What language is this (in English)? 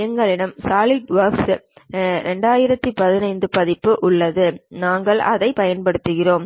Tamil